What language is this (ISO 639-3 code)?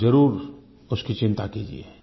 hin